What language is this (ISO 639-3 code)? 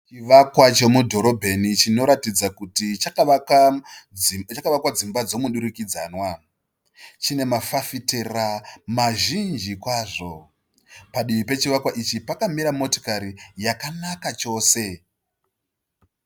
sna